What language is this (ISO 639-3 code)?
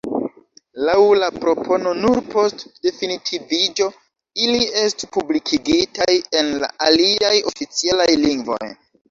epo